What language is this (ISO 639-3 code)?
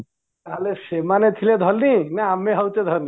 ori